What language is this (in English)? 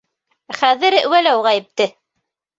Bashkir